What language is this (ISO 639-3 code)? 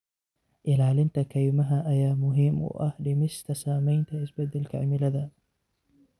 som